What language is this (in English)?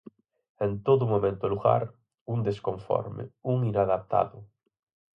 Galician